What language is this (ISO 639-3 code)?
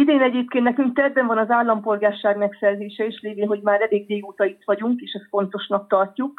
hun